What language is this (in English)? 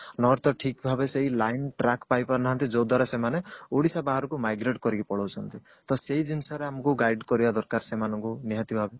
Odia